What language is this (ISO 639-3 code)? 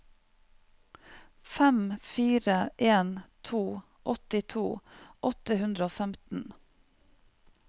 nor